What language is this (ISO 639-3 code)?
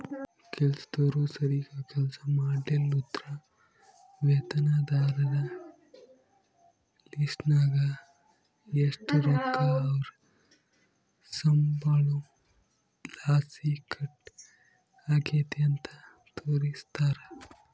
kan